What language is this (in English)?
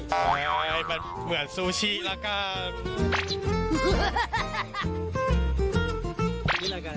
Thai